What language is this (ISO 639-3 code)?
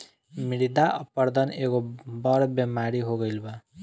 bho